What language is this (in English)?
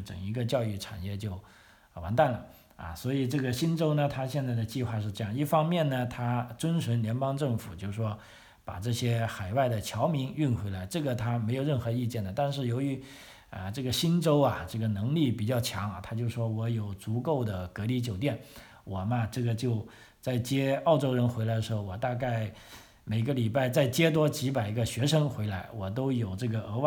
Chinese